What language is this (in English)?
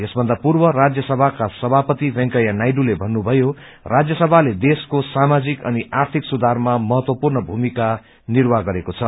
Nepali